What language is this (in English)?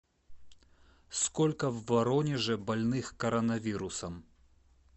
Russian